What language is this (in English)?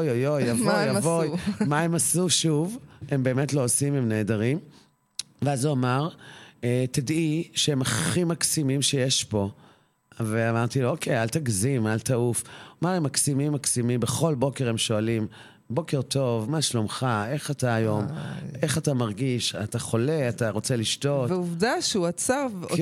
Hebrew